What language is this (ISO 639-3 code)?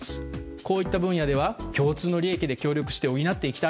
jpn